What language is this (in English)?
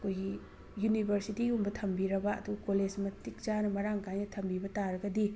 Manipuri